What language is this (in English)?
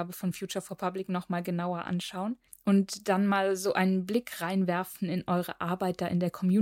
German